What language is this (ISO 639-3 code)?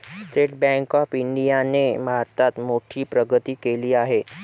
mar